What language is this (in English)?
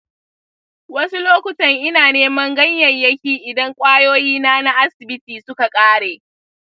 Hausa